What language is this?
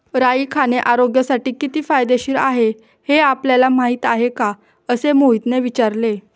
Marathi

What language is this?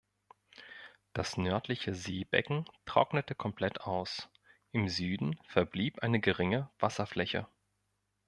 German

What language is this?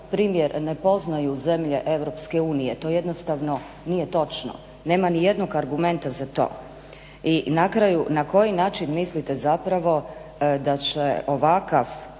Croatian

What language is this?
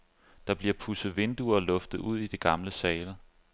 Danish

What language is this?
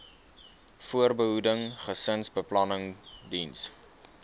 Afrikaans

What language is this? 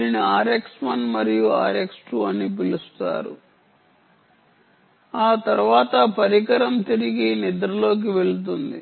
Telugu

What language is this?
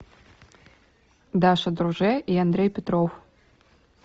Russian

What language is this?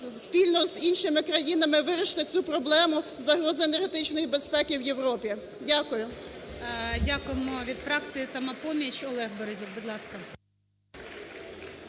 Ukrainian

